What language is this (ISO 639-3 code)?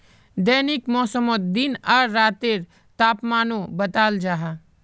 mag